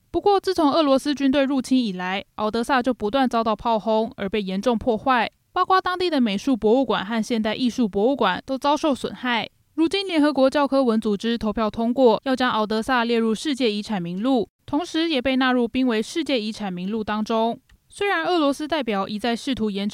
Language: Chinese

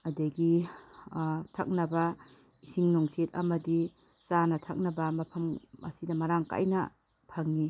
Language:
Manipuri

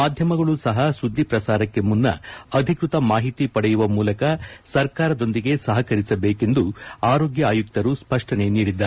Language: Kannada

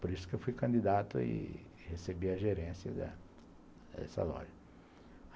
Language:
Portuguese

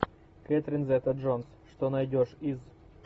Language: Russian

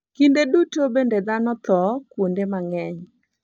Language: Luo (Kenya and Tanzania)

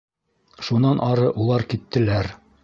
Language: Bashkir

